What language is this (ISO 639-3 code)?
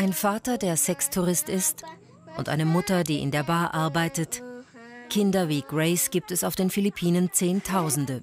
deu